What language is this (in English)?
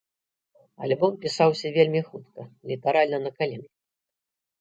Belarusian